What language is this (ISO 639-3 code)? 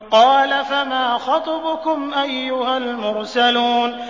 ara